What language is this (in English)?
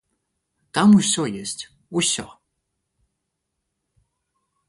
Belarusian